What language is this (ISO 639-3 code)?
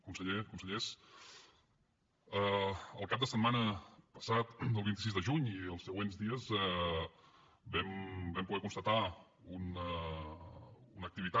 cat